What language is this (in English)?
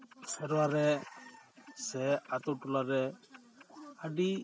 Santali